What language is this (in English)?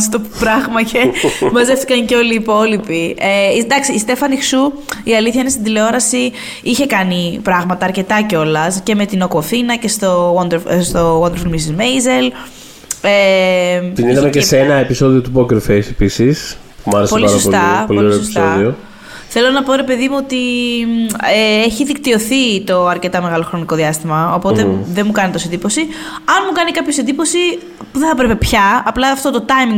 Greek